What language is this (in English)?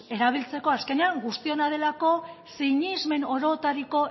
Basque